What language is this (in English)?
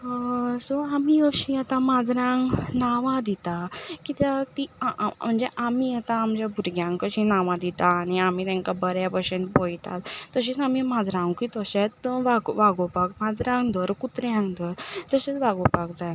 Konkani